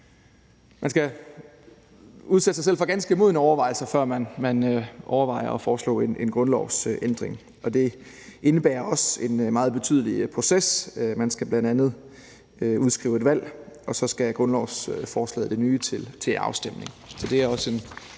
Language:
Danish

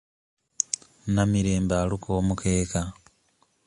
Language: Ganda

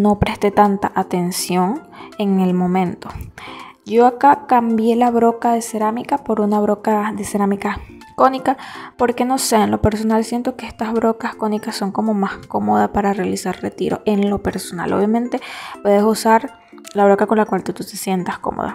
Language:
Spanish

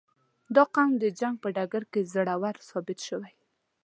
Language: Pashto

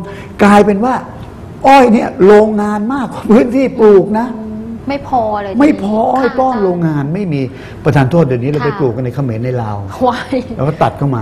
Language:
Thai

